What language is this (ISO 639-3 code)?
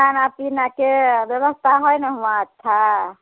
mai